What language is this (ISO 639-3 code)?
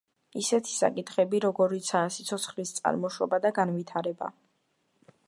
kat